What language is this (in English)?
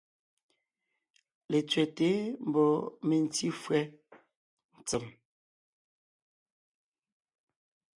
Ngiemboon